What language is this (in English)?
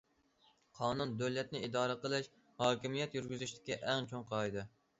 Uyghur